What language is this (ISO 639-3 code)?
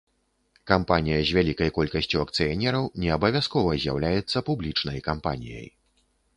bel